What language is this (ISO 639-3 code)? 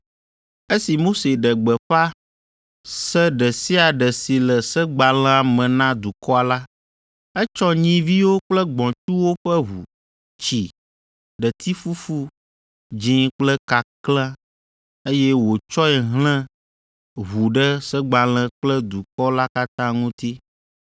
ewe